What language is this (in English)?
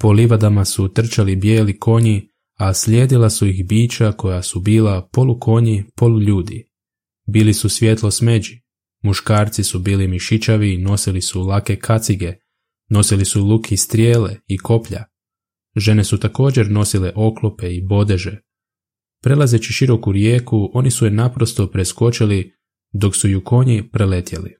Croatian